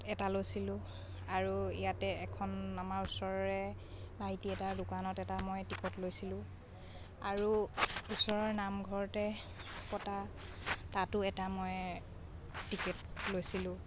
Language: Assamese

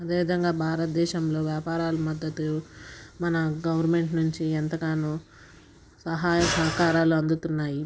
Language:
Telugu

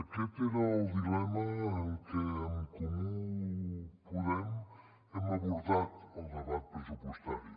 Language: Catalan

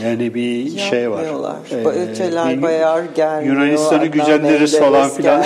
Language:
Turkish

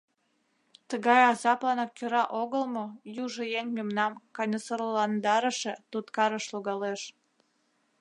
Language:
Mari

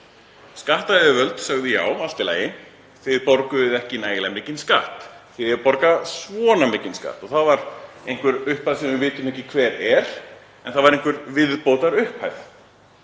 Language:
Icelandic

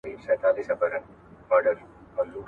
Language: Pashto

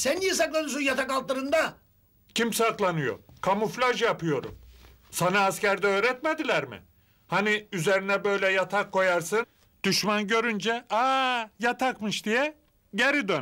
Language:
Turkish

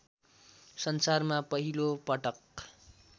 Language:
Nepali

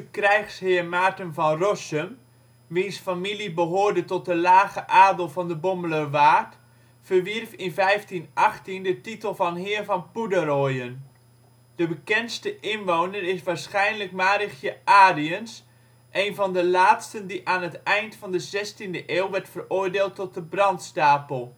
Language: Dutch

